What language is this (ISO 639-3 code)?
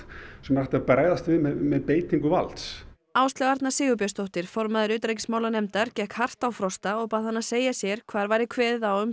isl